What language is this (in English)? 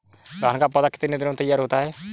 Hindi